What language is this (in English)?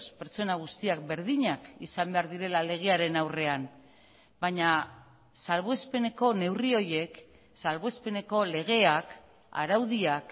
Basque